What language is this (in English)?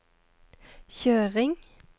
Norwegian